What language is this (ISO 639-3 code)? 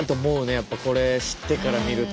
jpn